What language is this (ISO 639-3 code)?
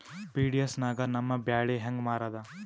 kan